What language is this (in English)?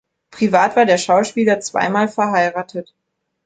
German